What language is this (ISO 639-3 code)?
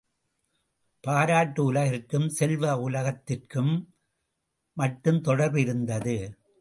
tam